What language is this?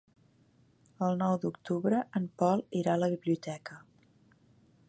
Catalan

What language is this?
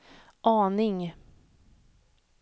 Swedish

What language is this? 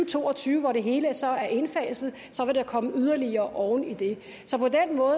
Danish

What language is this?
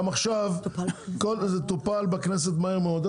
Hebrew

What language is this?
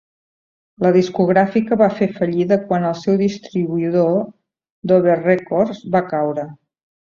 Catalan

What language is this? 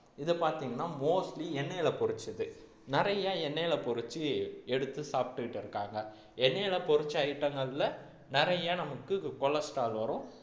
Tamil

